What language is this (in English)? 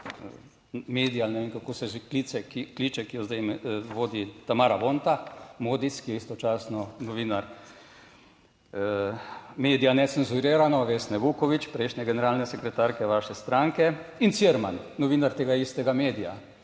Slovenian